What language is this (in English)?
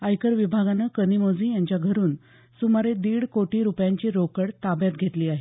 Marathi